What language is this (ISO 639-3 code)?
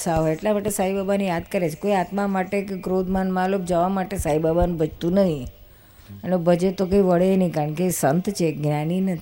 guj